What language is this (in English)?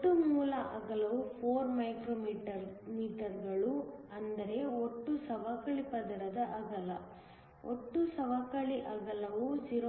Kannada